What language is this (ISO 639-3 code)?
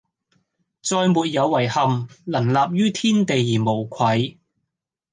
yue